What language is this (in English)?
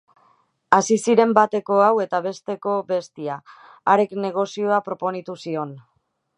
Basque